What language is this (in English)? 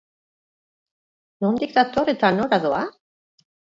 Basque